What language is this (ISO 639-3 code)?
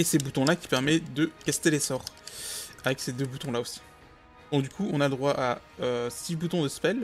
fra